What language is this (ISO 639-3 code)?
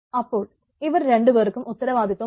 mal